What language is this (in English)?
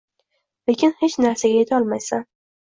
Uzbek